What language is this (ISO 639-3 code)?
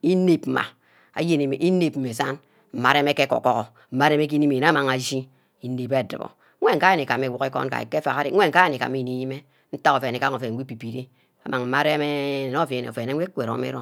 byc